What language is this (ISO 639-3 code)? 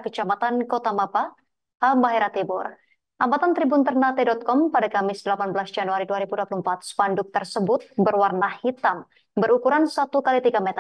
ind